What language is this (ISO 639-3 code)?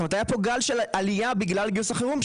heb